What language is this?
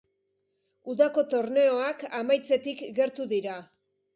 Basque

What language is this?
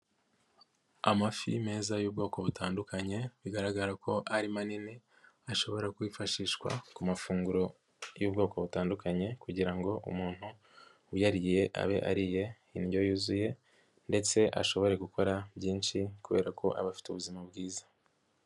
Kinyarwanda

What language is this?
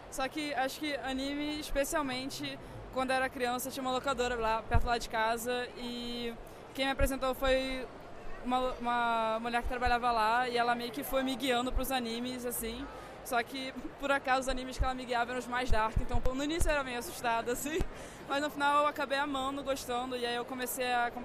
Portuguese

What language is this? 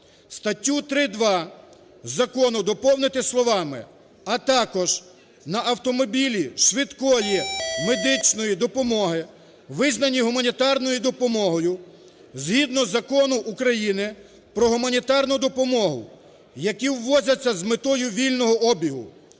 Ukrainian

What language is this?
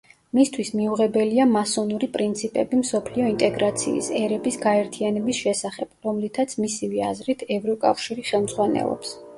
Georgian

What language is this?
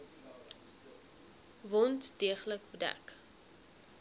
Afrikaans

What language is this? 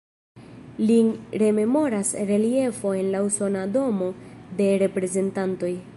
Esperanto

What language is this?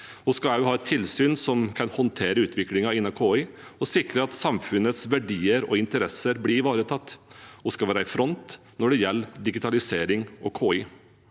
Norwegian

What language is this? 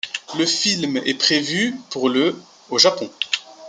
French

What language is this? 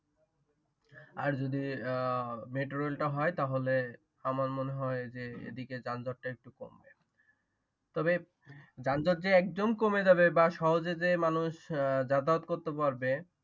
Bangla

